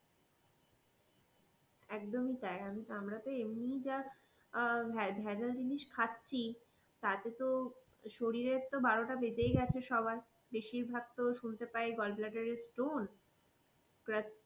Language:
Bangla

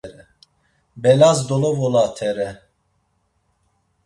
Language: Laz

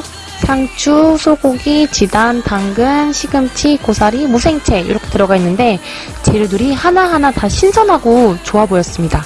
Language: Korean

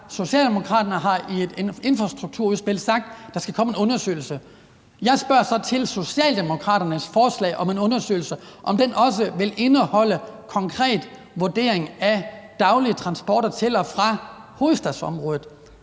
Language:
Danish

